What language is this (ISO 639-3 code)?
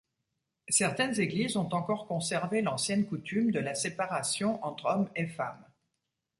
fra